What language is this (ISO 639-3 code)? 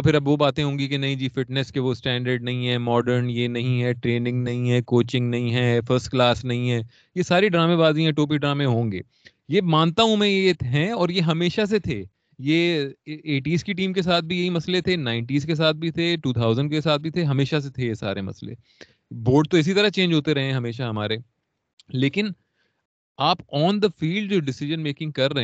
urd